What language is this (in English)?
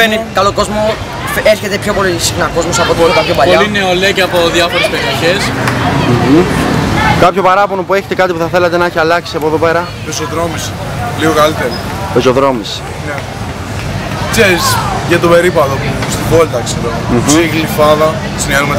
Greek